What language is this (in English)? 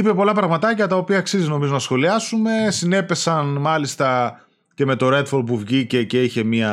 Greek